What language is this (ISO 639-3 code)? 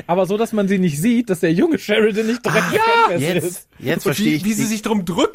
deu